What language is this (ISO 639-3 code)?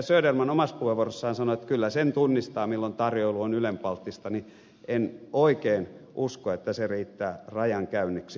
fin